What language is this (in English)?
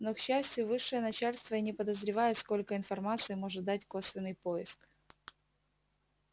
Russian